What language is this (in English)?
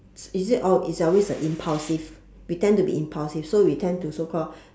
English